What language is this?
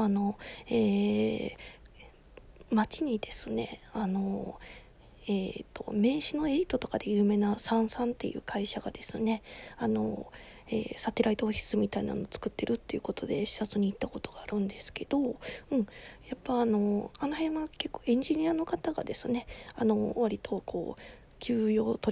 Japanese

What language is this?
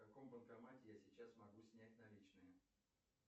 Russian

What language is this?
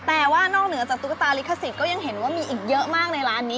Thai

